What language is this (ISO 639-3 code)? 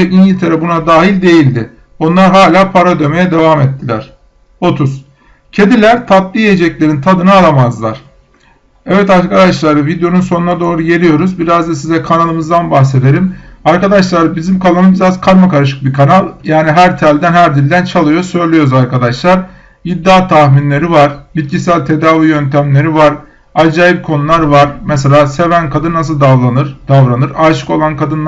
tur